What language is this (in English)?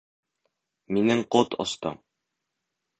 Bashkir